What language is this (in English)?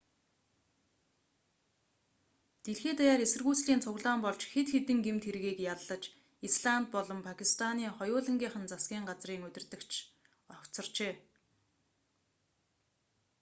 Mongolian